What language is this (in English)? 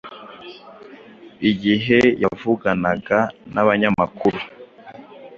Kinyarwanda